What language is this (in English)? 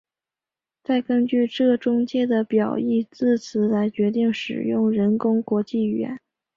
Chinese